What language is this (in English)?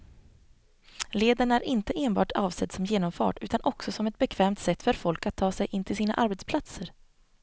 Swedish